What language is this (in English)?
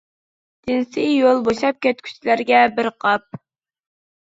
Uyghur